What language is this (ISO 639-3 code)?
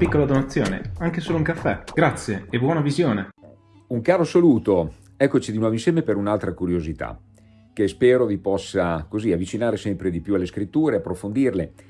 ita